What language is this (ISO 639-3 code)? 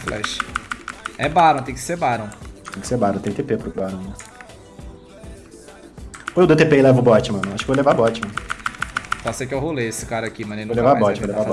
por